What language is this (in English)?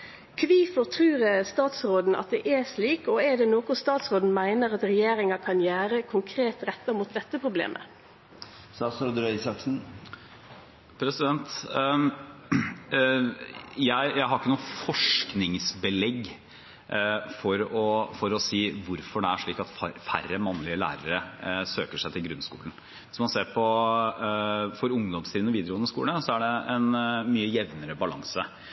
Norwegian